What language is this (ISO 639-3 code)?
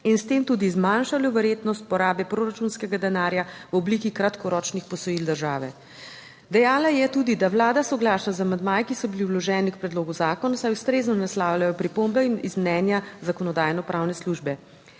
slv